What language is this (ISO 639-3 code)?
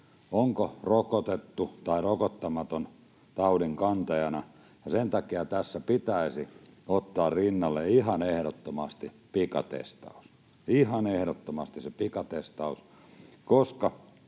fin